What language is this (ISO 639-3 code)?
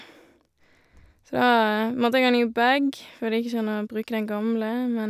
nor